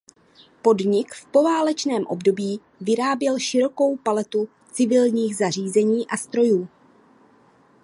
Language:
Czech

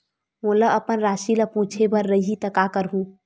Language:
Chhattisgarhi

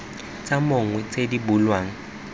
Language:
Tswana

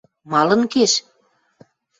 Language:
Western Mari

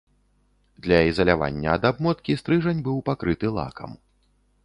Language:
Belarusian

